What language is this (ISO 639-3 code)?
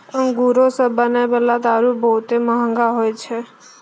mai